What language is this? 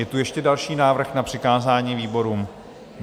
Czech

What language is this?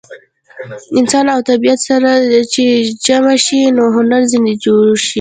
Pashto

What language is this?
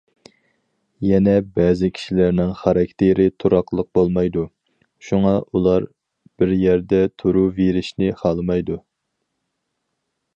Uyghur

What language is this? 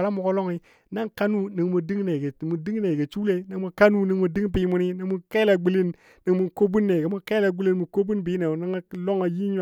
Dadiya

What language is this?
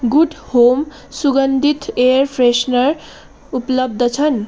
Nepali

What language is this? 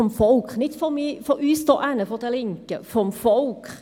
Swiss German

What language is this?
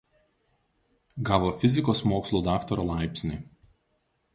Lithuanian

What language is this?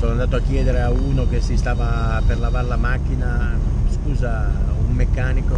Italian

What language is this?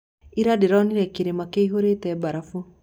Kikuyu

